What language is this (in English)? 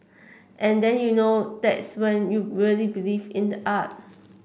English